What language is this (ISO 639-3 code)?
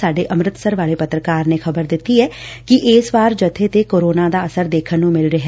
pan